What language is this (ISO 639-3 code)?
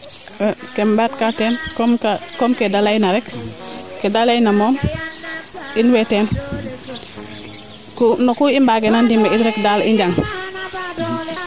srr